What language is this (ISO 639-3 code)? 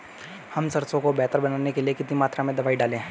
hin